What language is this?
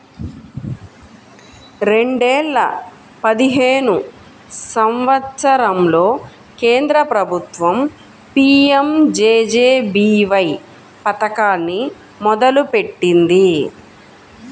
Telugu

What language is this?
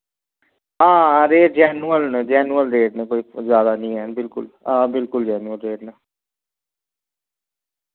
Dogri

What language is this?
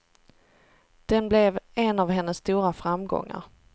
Swedish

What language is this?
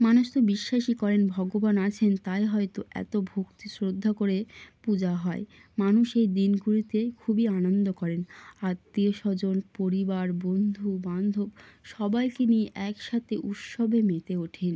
Bangla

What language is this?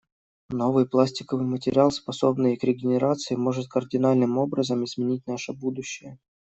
Russian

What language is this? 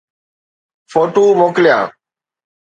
Sindhi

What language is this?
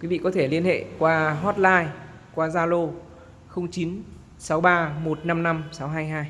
Vietnamese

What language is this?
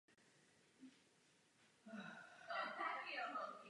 Czech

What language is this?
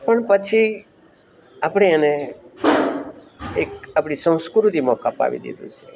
Gujarati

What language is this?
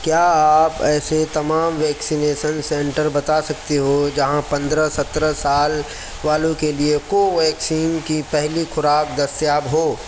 Urdu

